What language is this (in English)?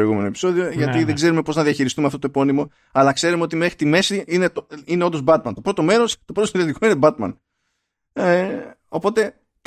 Greek